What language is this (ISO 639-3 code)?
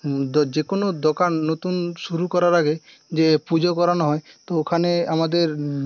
ben